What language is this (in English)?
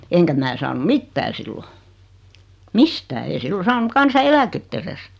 Finnish